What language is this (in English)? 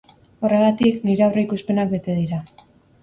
Basque